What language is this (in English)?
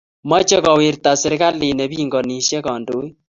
Kalenjin